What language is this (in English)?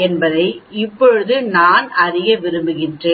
Tamil